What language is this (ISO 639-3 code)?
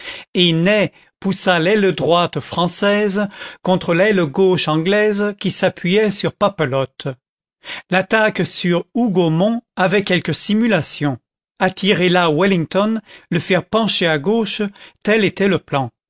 fra